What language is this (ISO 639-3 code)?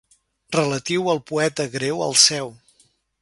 cat